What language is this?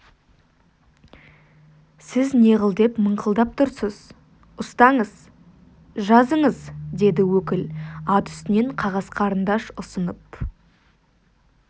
Kazakh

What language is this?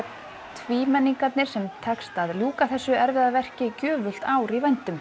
Icelandic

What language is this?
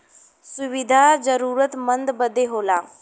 Bhojpuri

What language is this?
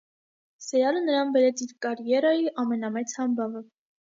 Armenian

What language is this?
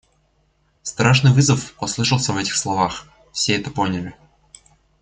Russian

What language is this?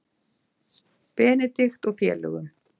Icelandic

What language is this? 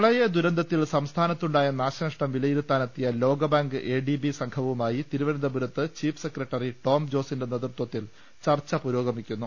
Malayalam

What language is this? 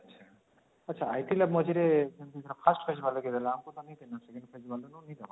Odia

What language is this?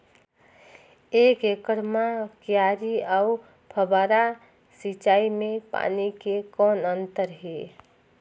Chhattisgarhi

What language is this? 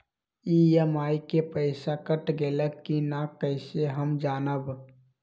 Magahi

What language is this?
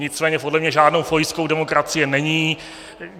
Czech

